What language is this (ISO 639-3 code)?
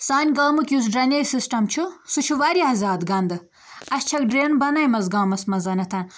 kas